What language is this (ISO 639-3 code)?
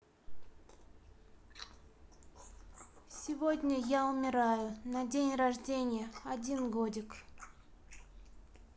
rus